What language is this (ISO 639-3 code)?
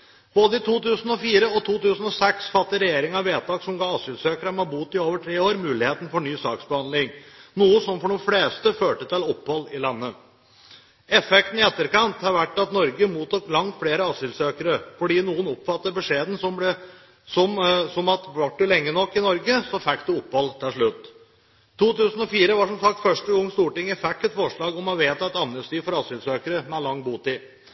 nob